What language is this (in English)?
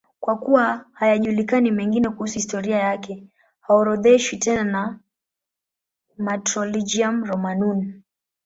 Swahili